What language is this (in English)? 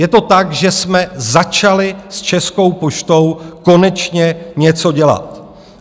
Czech